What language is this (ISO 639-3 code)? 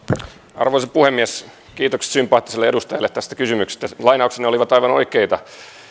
fin